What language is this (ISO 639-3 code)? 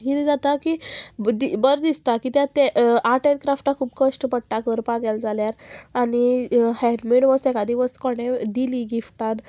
kok